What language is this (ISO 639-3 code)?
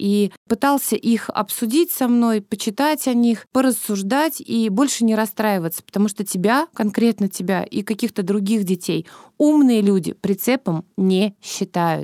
rus